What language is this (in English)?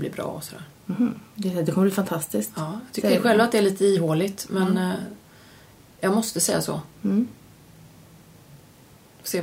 Swedish